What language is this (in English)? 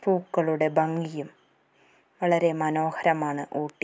Malayalam